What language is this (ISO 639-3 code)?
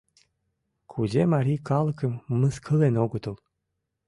chm